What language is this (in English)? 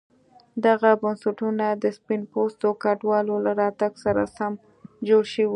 Pashto